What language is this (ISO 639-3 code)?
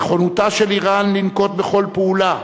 heb